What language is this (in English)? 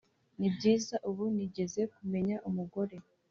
Kinyarwanda